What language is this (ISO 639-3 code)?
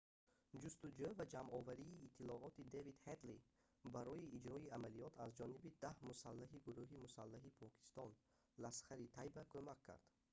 tgk